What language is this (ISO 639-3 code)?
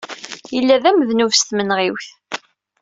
kab